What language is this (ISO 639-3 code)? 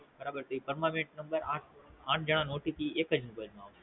guj